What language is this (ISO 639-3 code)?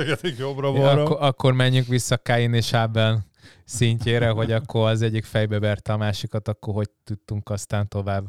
hun